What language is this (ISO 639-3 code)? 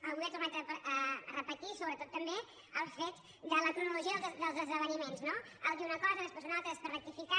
cat